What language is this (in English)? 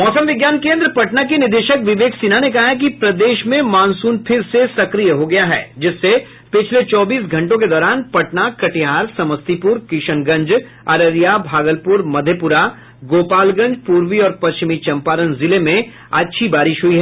Hindi